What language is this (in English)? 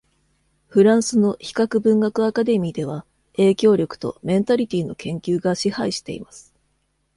Japanese